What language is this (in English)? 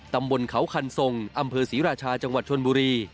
Thai